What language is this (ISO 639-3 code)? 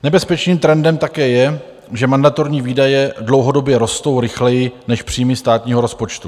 ces